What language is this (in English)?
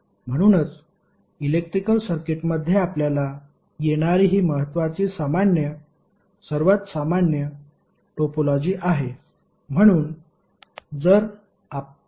Marathi